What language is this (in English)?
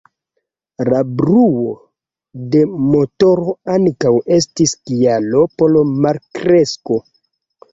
Esperanto